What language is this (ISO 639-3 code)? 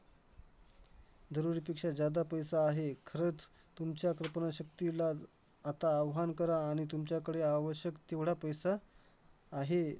mar